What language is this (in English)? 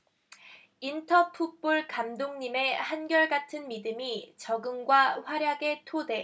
Korean